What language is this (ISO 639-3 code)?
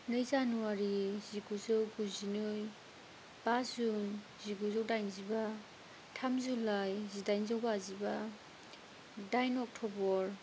brx